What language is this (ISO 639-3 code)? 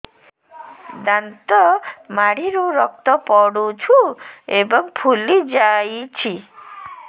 ori